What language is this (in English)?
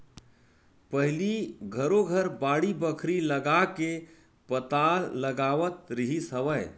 Chhattisgarhi